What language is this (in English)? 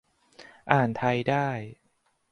Thai